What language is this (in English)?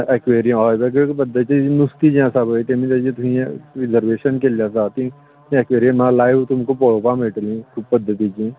Konkani